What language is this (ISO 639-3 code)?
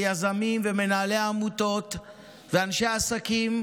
heb